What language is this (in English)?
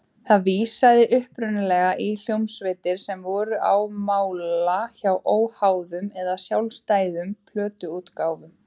Icelandic